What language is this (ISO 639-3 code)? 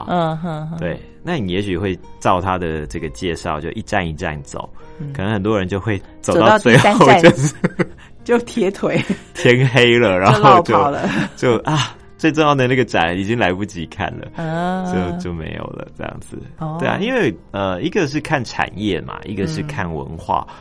zho